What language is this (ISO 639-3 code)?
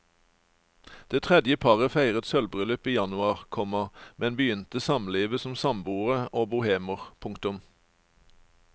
nor